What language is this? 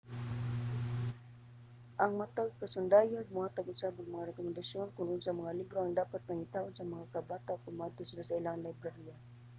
Cebuano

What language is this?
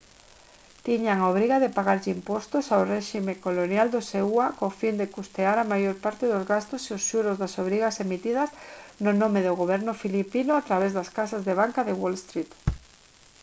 Galician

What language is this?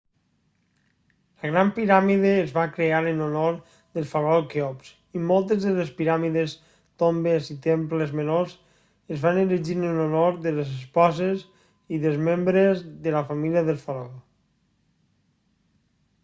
Catalan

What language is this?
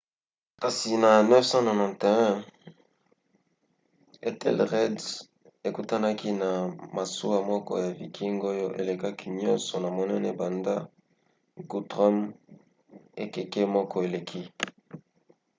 Lingala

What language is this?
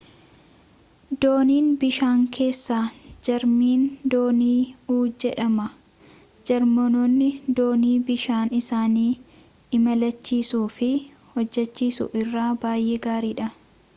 Oromo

